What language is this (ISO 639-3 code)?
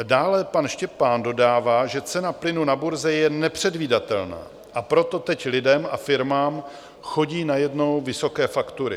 ces